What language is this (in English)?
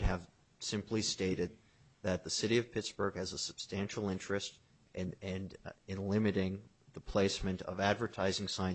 English